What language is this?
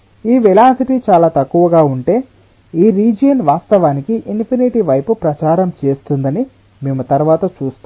Telugu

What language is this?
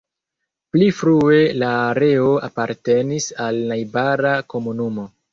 Esperanto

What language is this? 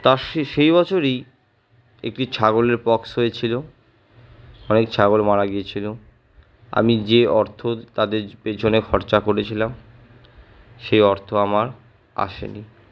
Bangla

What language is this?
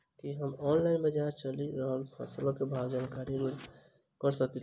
Maithili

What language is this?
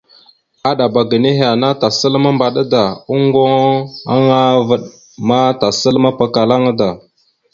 Mada (Cameroon)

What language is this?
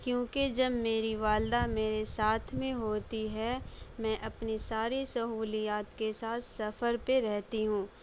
Urdu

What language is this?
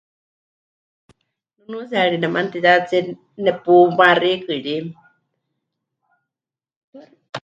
Huichol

